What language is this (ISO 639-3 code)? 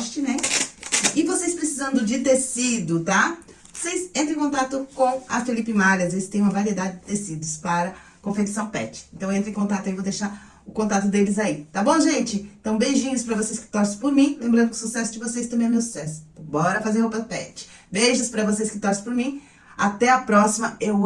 por